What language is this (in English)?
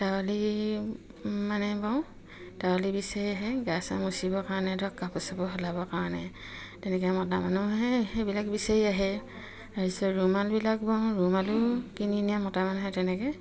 Assamese